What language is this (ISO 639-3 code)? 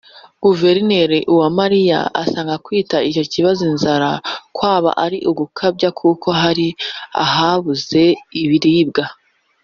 kin